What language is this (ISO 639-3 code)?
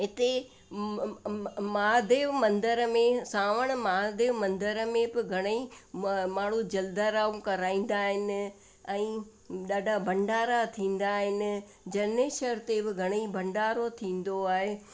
snd